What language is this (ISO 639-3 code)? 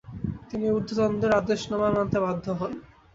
ben